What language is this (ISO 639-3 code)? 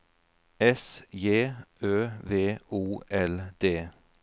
nor